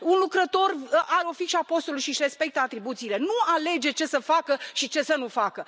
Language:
Romanian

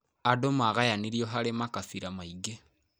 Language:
Kikuyu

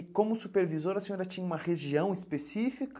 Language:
Portuguese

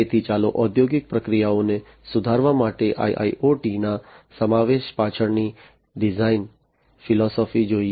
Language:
Gujarati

